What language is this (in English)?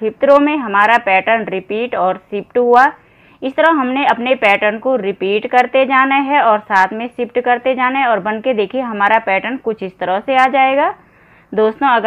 Hindi